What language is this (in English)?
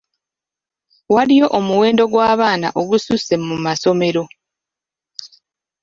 Ganda